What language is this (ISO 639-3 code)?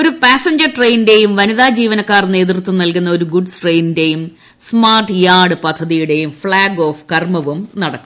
mal